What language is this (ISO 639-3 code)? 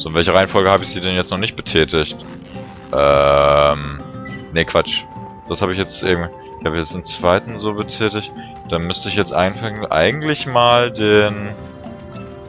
deu